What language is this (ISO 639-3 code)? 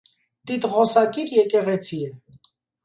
hye